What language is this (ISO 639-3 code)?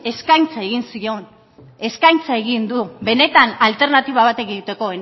eus